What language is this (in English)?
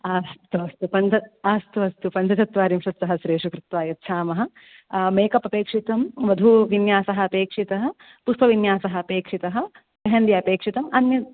Sanskrit